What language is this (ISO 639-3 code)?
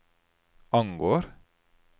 nor